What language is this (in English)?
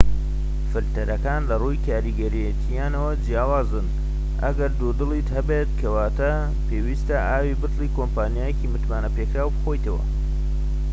Central Kurdish